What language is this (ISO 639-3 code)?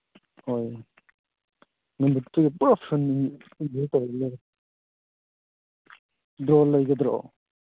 mni